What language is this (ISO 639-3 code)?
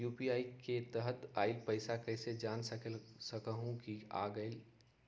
mag